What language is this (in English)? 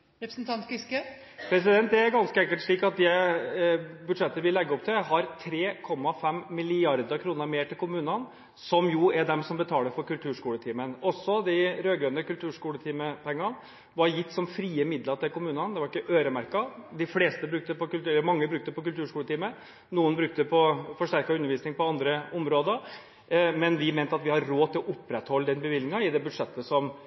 Norwegian Bokmål